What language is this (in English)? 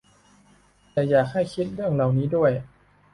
Thai